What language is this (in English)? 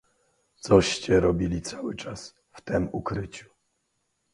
Polish